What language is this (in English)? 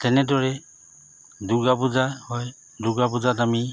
Assamese